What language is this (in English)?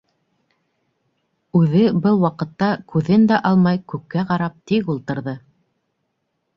Bashkir